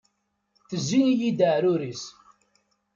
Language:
Kabyle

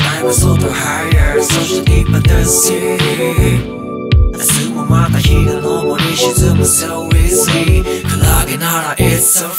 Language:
Korean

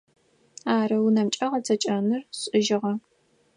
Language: Adyghe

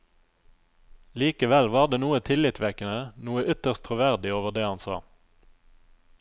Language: Norwegian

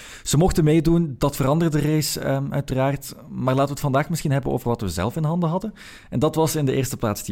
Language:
Dutch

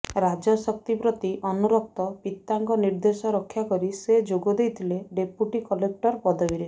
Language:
Odia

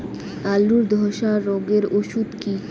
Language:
Bangla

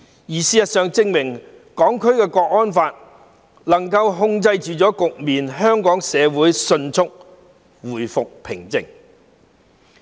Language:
Cantonese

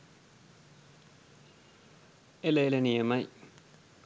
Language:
Sinhala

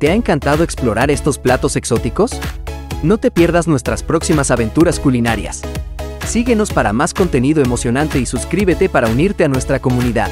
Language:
Spanish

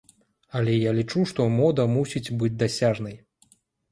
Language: Belarusian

